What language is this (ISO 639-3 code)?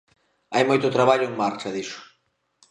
glg